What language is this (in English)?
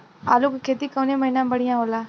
Bhojpuri